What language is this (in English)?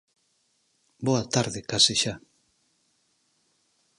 Galician